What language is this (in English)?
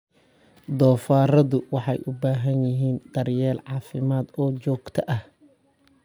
Somali